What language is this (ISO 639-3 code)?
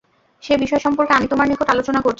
ben